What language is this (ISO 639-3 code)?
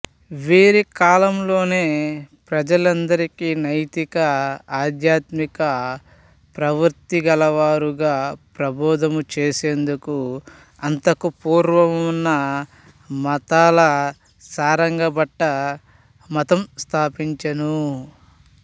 tel